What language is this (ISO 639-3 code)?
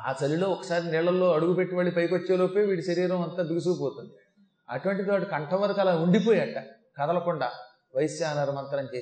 tel